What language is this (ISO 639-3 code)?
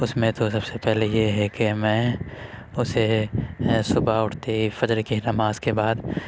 urd